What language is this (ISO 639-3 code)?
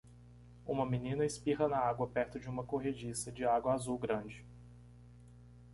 por